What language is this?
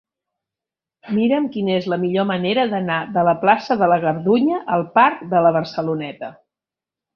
Catalan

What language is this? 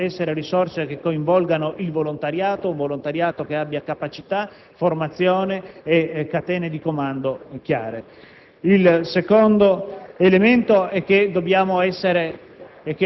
Italian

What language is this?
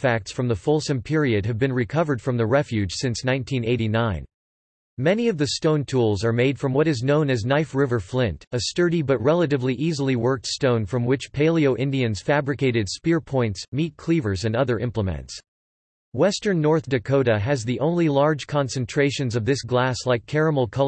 English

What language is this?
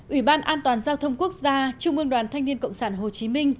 Vietnamese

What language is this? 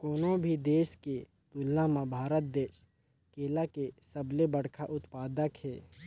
Chhattisgarhi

